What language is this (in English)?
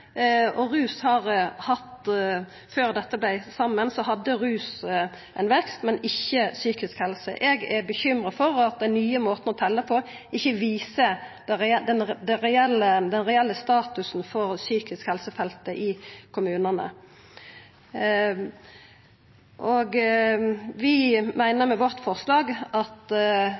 Norwegian Nynorsk